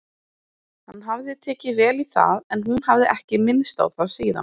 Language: Icelandic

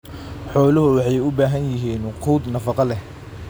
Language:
Somali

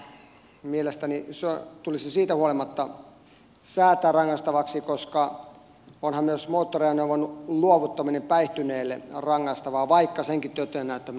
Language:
Finnish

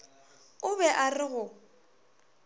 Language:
Northern Sotho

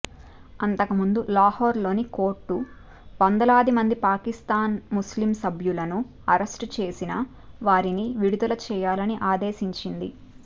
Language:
Telugu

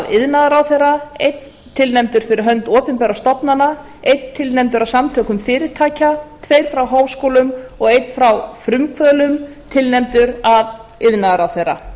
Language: Icelandic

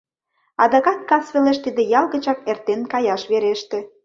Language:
Mari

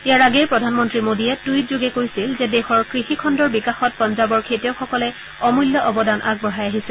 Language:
Assamese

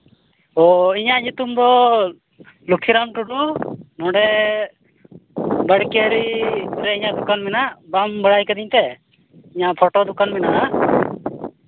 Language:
Santali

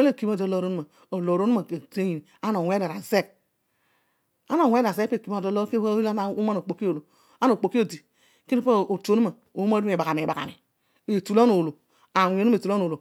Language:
Odual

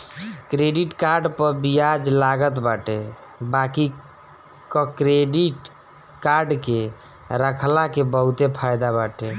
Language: Bhojpuri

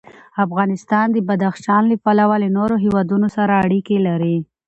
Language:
Pashto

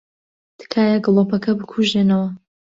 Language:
Central Kurdish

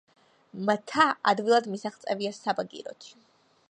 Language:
Georgian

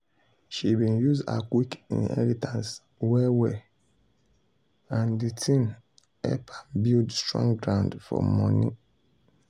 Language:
Nigerian Pidgin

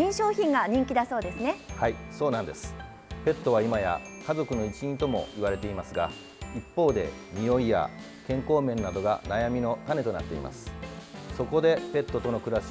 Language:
Japanese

